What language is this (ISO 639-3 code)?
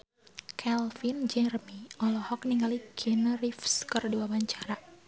sun